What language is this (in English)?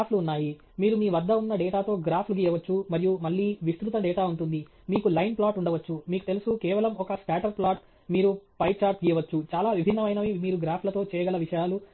Telugu